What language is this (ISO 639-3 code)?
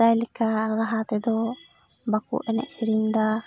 sat